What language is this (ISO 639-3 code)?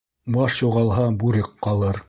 bak